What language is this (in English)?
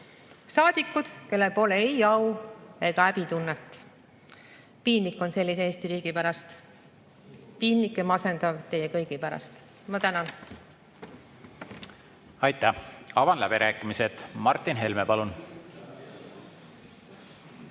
Estonian